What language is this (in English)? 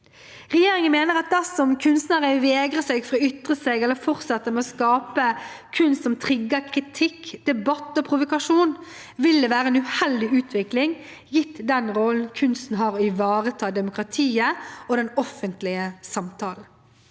Norwegian